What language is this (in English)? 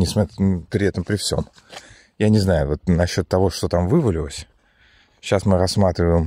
Russian